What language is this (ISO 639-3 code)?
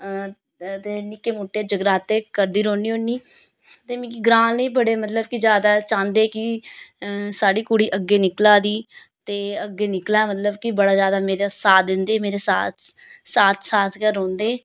doi